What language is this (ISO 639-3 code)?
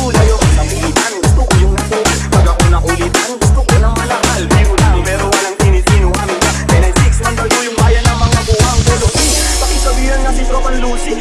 ita